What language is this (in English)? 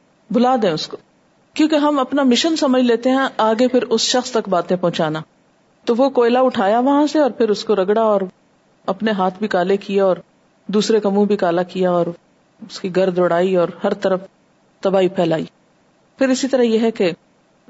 Urdu